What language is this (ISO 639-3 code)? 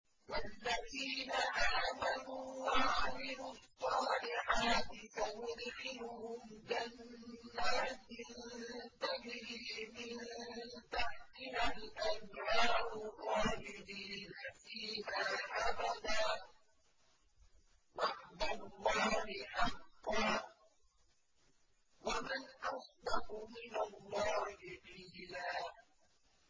ara